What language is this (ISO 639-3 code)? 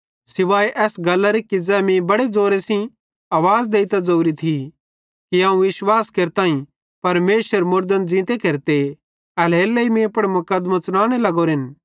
bhd